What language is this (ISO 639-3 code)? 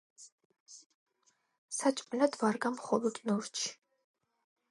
kat